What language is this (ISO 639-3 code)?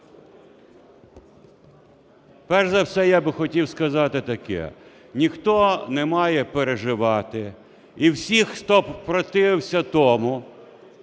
ukr